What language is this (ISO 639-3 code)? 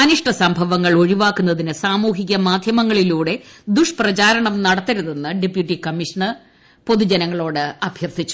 mal